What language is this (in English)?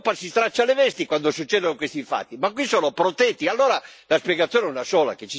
Italian